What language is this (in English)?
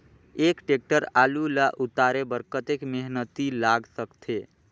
Chhattisgarhi